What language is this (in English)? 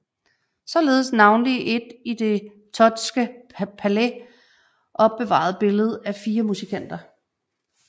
Danish